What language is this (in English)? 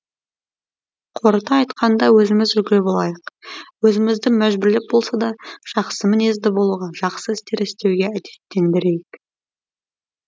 Kazakh